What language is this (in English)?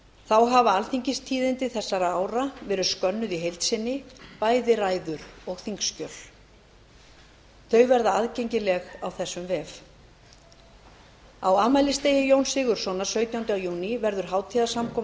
Icelandic